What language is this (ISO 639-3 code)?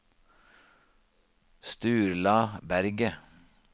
nor